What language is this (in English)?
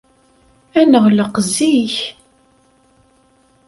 Kabyle